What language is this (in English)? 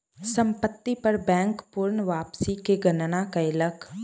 Maithili